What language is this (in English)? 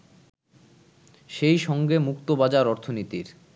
Bangla